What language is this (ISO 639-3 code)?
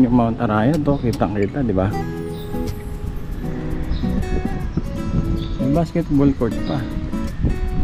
fil